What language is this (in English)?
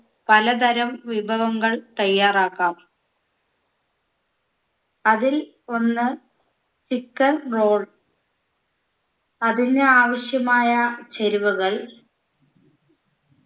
Malayalam